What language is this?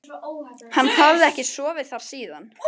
Icelandic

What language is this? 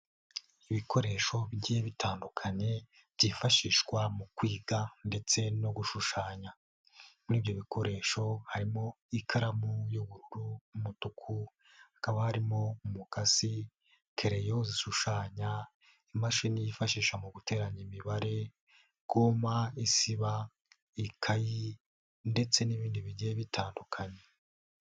Kinyarwanda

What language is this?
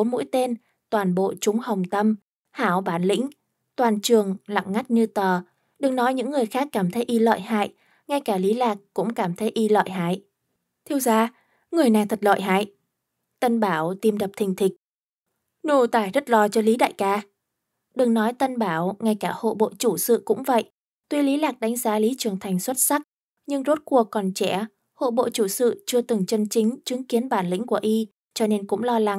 Vietnamese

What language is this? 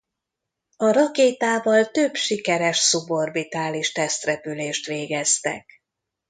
Hungarian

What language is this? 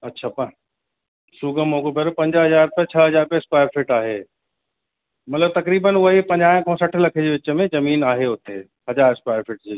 Sindhi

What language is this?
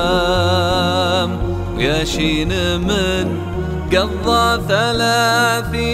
Arabic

